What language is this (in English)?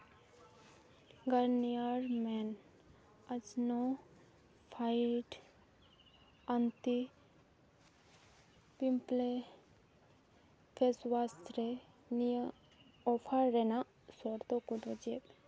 Santali